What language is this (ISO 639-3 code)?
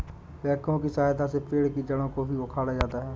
hin